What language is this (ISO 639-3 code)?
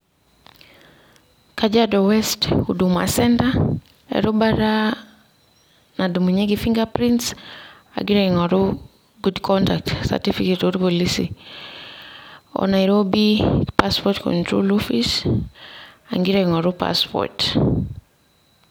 mas